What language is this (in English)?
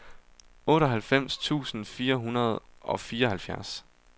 Danish